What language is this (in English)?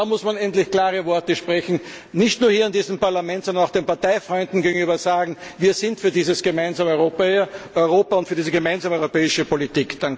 German